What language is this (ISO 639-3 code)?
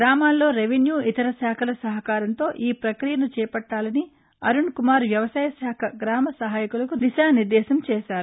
tel